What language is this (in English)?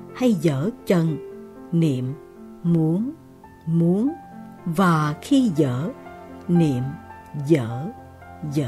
Vietnamese